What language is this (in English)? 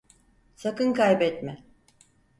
Turkish